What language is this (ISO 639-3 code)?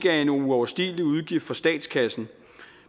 dan